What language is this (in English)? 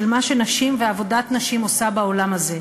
Hebrew